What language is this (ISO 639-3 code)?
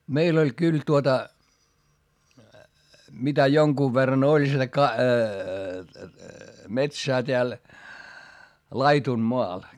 fin